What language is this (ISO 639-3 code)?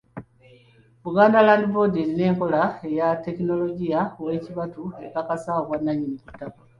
lug